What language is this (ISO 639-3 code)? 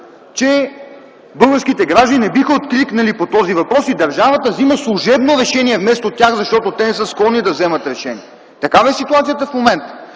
bul